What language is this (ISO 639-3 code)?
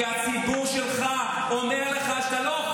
heb